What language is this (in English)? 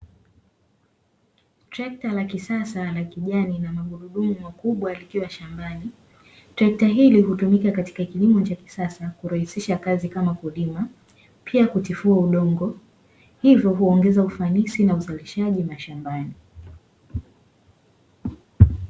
Swahili